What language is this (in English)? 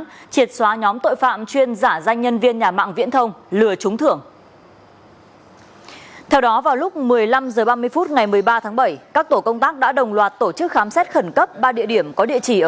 Vietnamese